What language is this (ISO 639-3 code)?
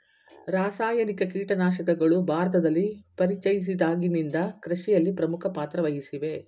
kan